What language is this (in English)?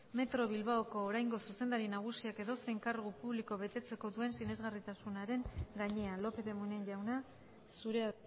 Basque